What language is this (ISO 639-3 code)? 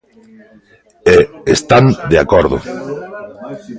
glg